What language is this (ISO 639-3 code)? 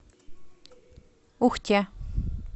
rus